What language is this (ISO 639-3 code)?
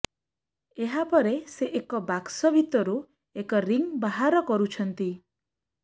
ori